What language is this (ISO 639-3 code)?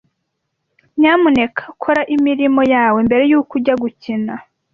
kin